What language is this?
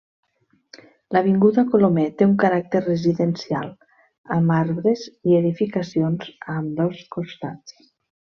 Catalan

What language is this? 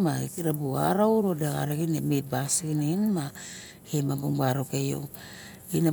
Barok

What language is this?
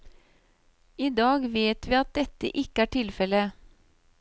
Norwegian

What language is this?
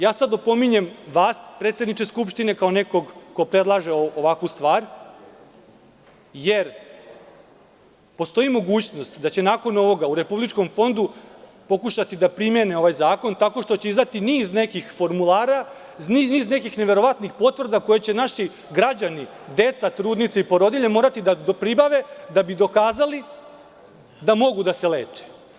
Serbian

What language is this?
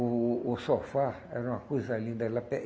Portuguese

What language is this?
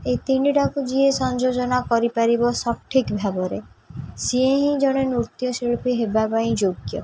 Odia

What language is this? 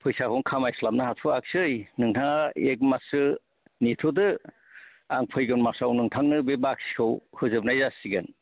Bodo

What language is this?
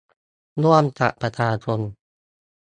Thai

